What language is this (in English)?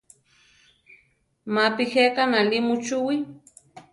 Central Tarahumara